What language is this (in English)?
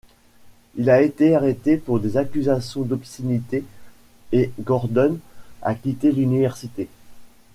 French